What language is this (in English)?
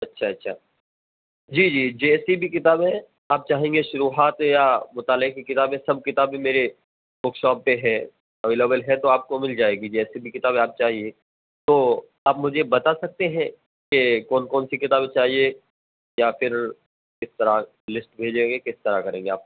Urdu